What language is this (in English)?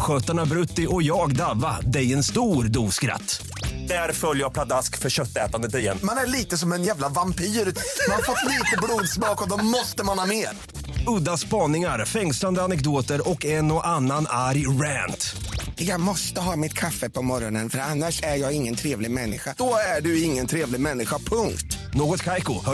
Swedish